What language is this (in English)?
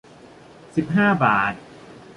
Thai